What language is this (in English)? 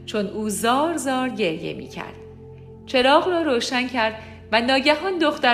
Persian